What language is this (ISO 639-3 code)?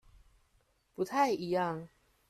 zho